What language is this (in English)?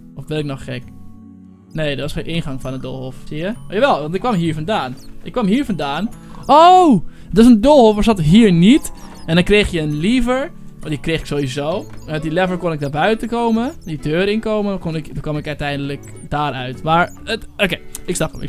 Dutch